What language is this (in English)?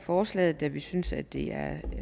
Danish